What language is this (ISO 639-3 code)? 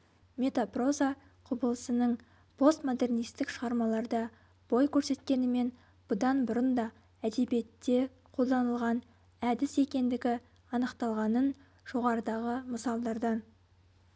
kaz